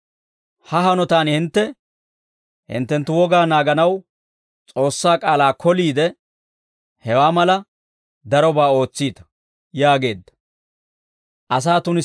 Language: Dawro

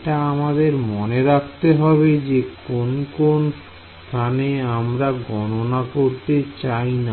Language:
Bangla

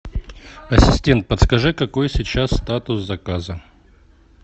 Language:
Russian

